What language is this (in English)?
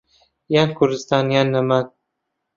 Central Kurdish